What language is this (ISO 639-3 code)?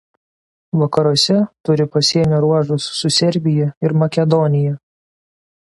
lit